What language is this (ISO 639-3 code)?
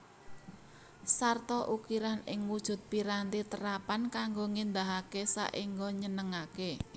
jav